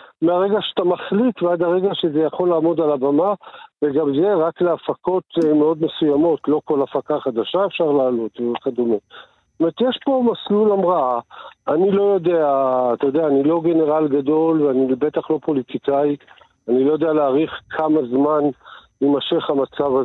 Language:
Hebrew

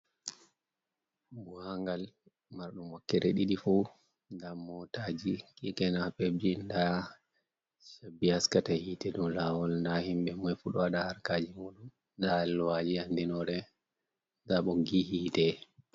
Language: Fula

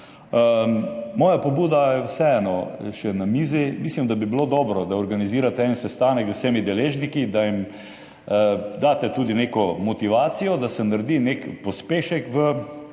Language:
Slovenian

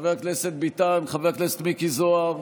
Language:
Hebrew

